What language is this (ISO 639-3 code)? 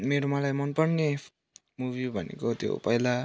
nep